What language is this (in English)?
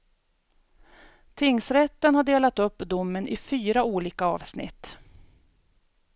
Swedish